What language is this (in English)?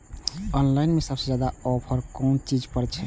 Maithili